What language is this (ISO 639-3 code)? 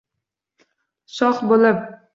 uzb